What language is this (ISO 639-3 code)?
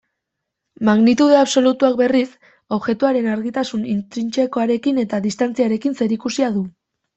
eus